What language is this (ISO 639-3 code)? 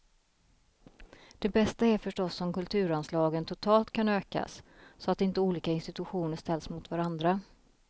swe